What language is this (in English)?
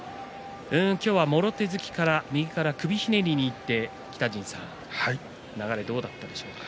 Japanese